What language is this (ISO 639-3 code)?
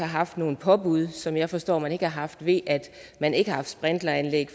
dan